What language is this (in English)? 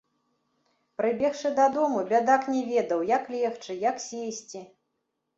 Belarusian